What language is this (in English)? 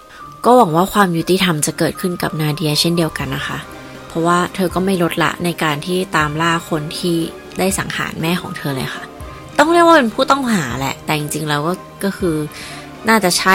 Thai